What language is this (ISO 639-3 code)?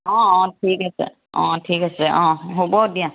asm